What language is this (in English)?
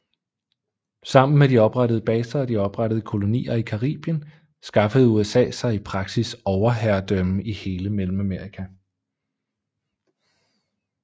Danish